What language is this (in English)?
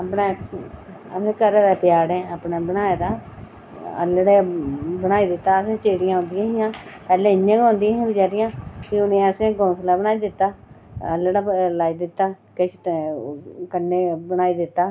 Dogri